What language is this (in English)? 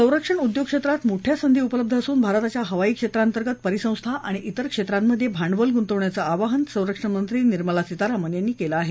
Marathi